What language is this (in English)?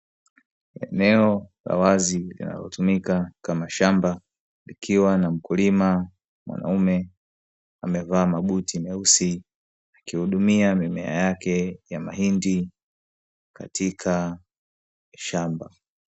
Swahili